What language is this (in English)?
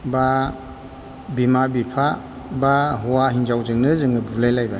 Bodo